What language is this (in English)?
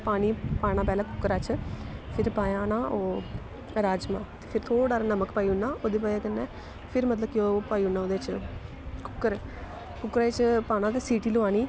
Dogri